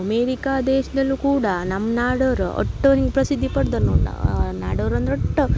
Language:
Kannada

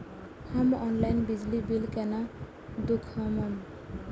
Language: Maithili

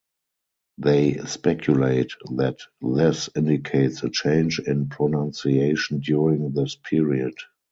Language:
English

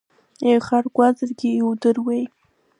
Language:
Abkhazian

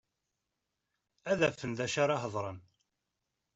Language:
Kabyle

